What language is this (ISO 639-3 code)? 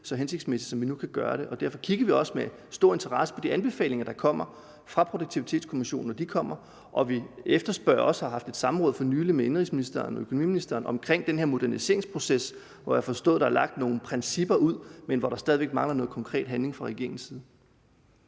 dan